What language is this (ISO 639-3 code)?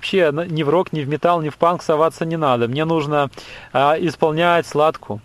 rus